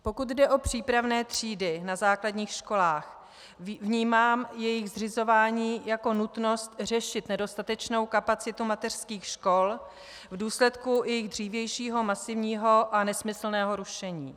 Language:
Czech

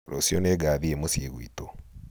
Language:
Kikuyu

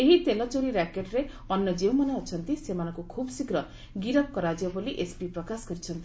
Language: Odia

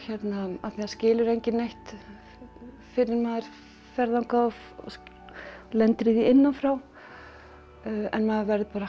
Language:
Icelandic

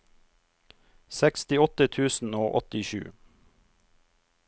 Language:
Norwegian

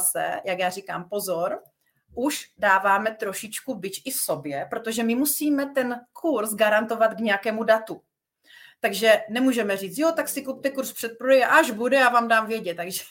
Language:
Czech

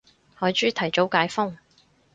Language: Cantonese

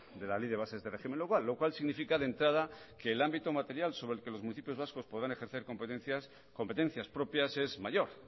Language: Spanish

